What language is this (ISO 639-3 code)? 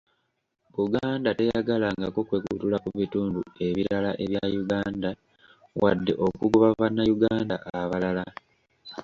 lug